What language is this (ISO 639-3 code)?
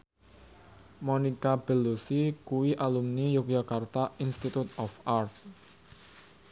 jav